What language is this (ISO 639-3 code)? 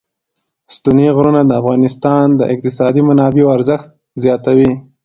pus